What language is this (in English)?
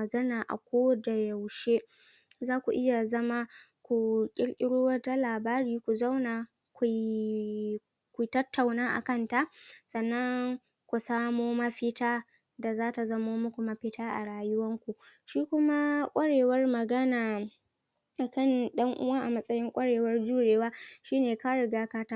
Hausa